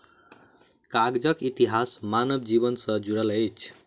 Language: Maithili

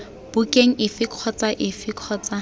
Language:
Tswana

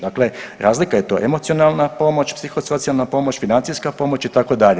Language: Croatian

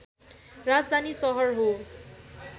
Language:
Nepali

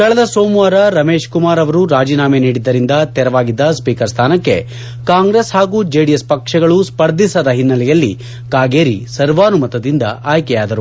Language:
Kannada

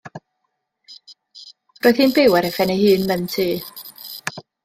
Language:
Welsh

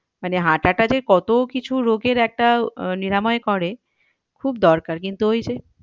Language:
Bangla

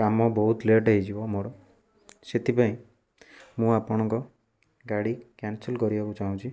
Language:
Odia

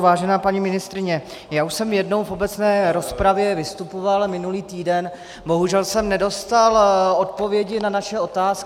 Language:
Czech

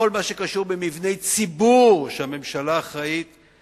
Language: Hebrew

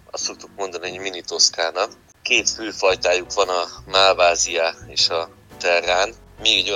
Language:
Hungarian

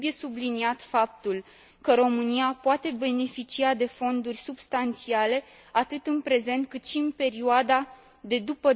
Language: Romanian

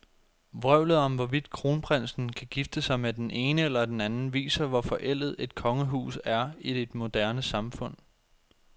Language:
Danish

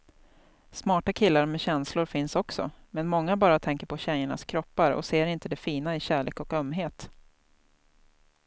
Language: Swedish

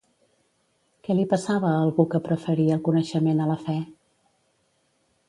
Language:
Catalan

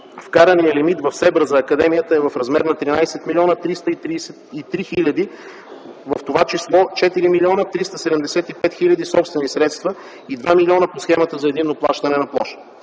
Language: Bulgarian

